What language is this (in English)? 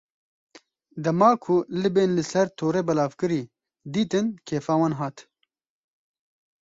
Kurdish